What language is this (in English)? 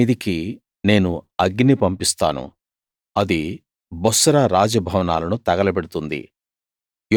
Telugu